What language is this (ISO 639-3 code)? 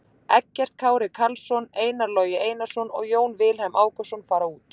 isl